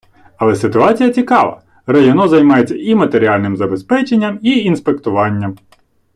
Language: Ukrainian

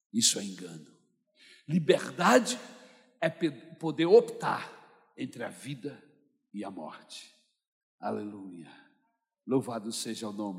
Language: Portuguese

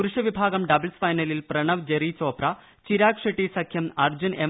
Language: Malayalam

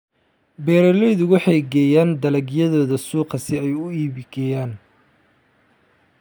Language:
Somali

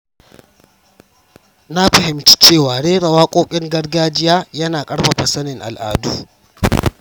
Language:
Hausa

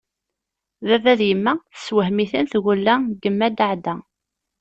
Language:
Kabyle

